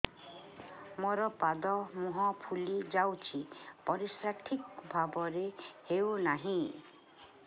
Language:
Odia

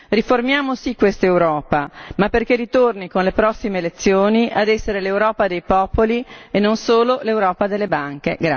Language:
Italian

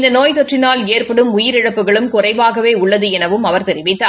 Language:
Tamil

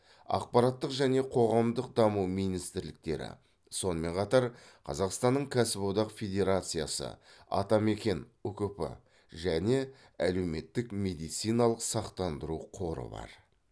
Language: Kazakh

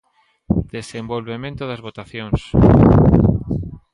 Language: Galician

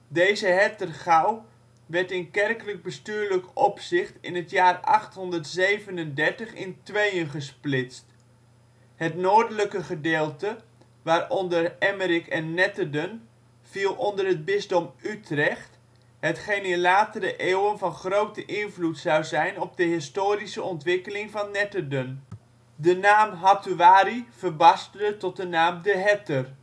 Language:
Dutch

